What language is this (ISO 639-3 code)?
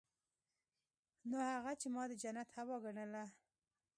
pus